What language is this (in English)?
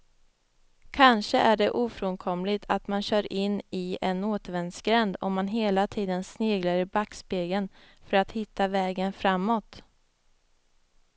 Swedish